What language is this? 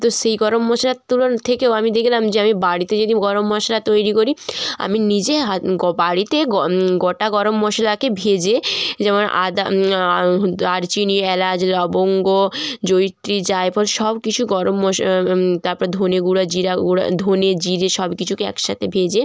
Bangla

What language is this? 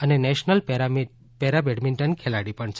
Gujarati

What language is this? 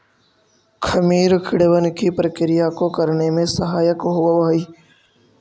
Magahi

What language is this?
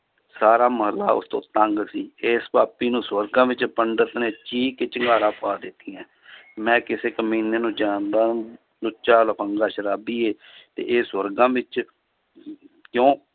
Punjabi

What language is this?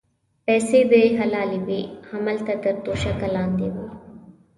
Pashto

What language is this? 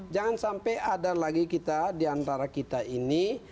Indonesian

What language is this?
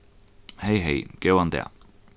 Faroese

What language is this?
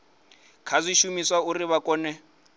Venda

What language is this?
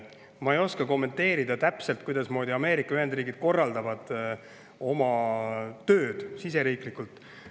Estonian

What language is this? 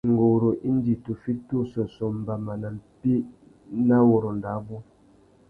Tuki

